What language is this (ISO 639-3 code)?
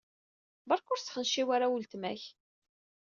kab